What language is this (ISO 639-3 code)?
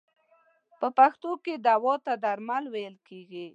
pus